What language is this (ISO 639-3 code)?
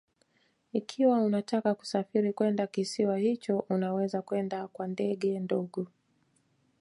swa